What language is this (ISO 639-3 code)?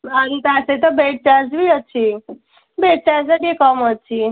ori